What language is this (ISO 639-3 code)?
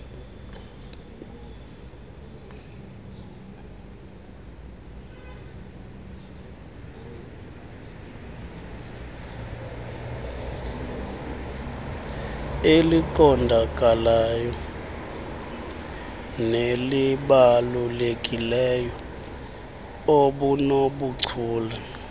xho